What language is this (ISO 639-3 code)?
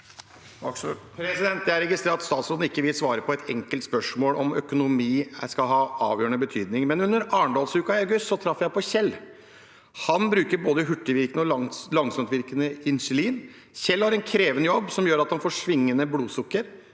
nor